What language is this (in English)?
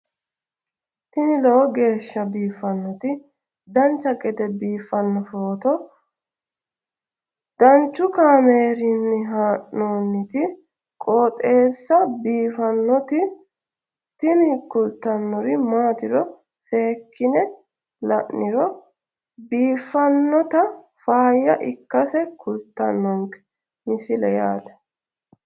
Sidamo